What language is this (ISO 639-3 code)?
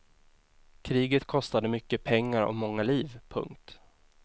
swe